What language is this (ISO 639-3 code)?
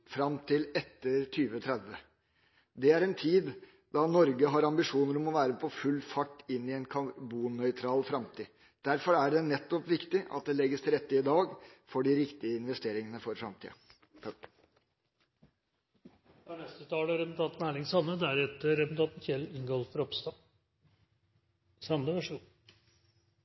nor